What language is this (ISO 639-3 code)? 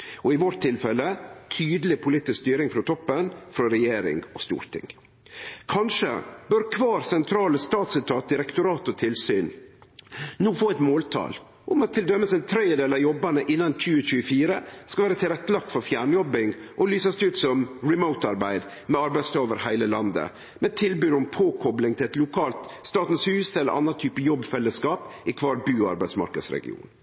nno